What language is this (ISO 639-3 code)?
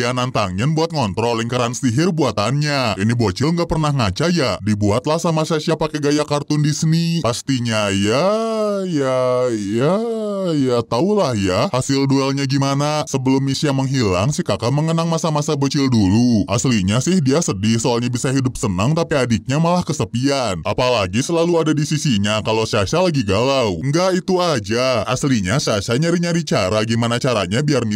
ind